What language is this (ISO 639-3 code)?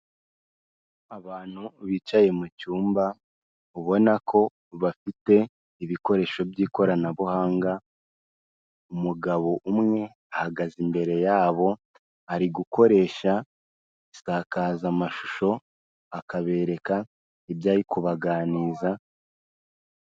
kin